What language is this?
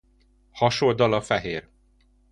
Hungarian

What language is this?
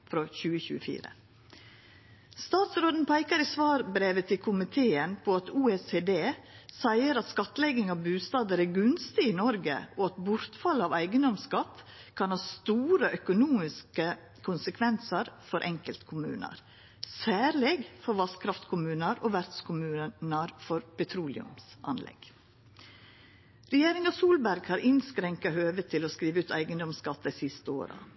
Norwegian Nynorsk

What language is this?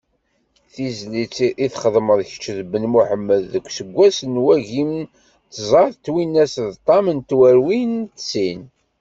Kabyle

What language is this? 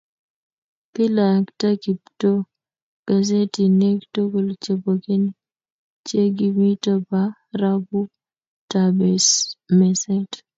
Kalenjin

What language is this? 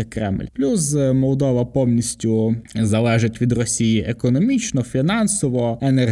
Ukrainian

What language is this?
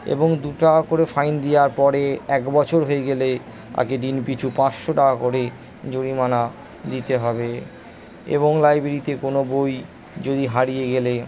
Bangla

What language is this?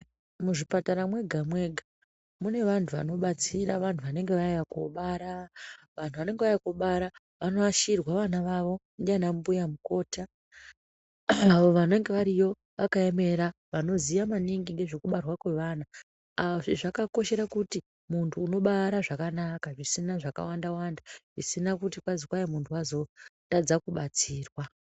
Ndau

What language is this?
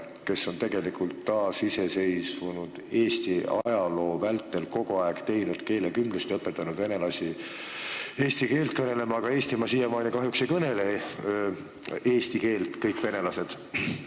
Estonian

